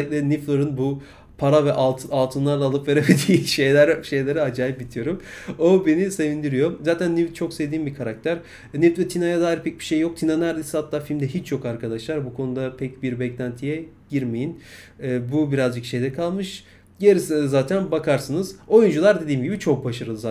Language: Turkish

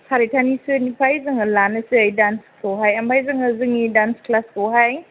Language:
Bodo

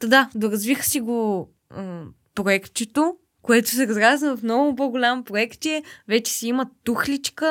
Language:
Bulgarian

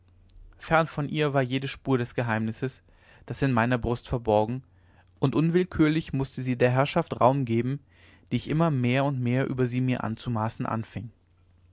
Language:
German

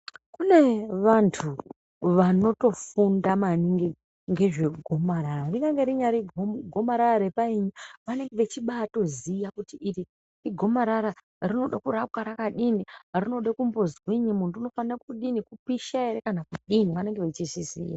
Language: Ndau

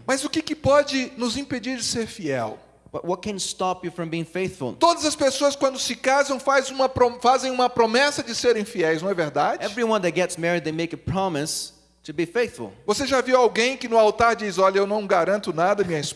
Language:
Portuguese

